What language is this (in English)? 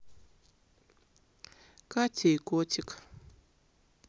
Russian